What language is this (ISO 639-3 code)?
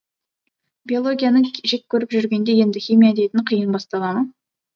kaz